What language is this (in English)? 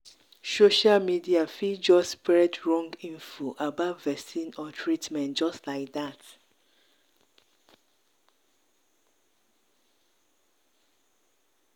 Nigerian Pidgin